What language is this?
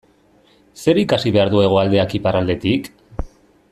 Basque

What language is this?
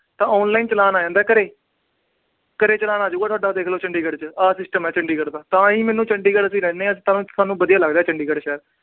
Punjabi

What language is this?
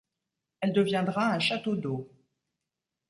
French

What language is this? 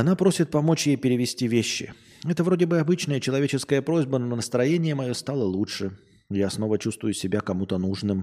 Russian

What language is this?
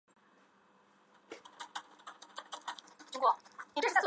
Chinese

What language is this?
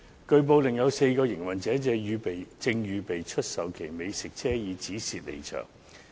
Cantonese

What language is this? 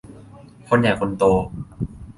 Thai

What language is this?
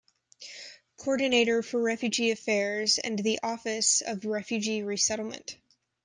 English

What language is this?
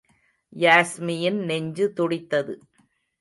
Tamil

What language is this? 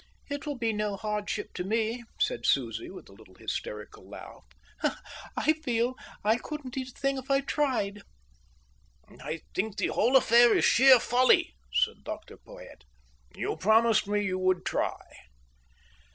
English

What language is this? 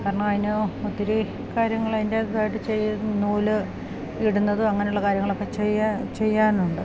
Malayalam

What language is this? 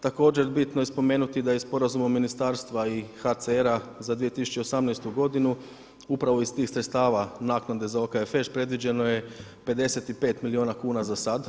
Croatian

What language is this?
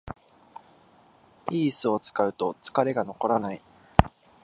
Japanese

